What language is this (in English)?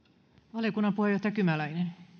Finnish